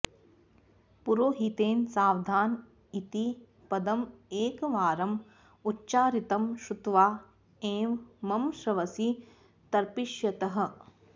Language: Sanskrit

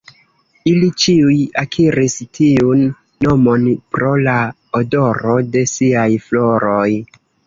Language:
Esperanto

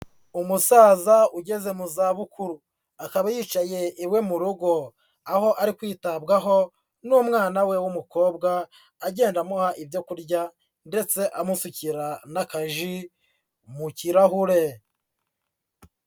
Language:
Kinyarwanda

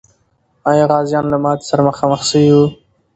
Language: Pashto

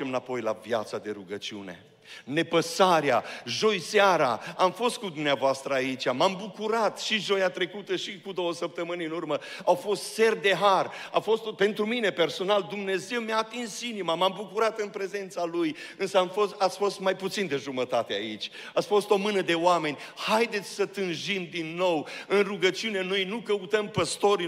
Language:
Romanian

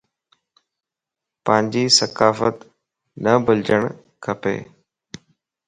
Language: Lasi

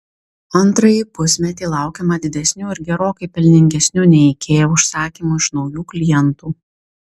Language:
Lithuanian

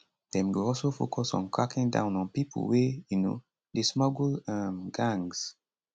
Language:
Nigerian Pidgin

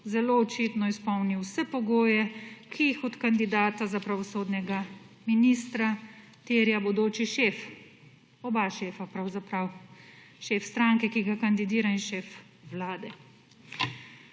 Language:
Slovenian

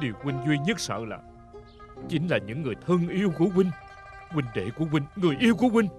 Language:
Vietnamese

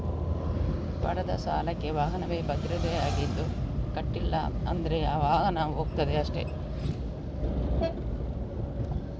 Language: Kannada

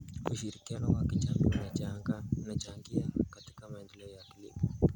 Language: Kalenjin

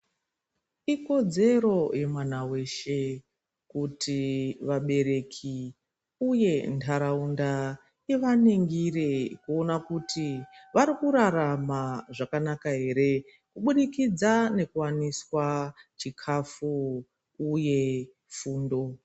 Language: Ndau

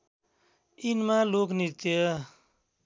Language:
Nepali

